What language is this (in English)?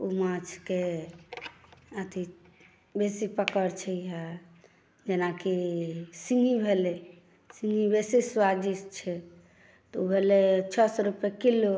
Maithili